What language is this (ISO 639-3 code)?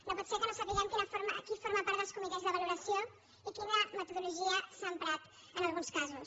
cat